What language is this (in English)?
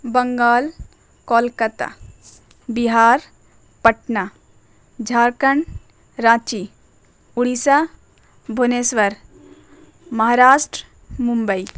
Urdu